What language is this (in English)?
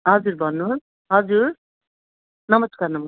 Nepali